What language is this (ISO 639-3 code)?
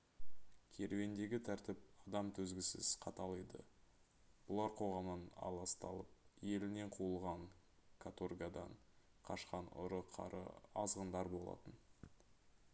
kaz